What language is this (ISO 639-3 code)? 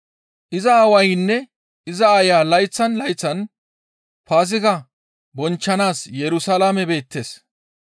gmv